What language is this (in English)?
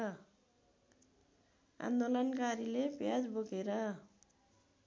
Nepali